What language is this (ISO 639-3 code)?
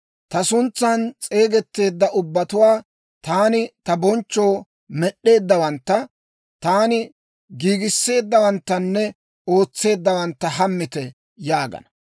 dwr